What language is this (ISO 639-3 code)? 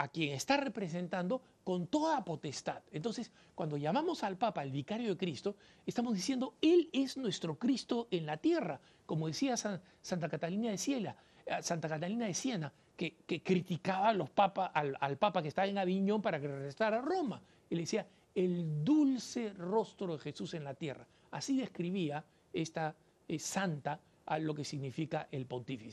spa